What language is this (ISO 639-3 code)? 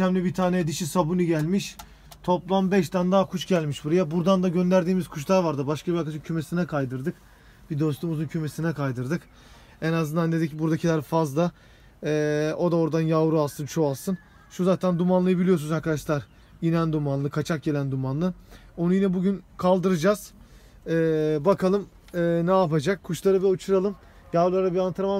tur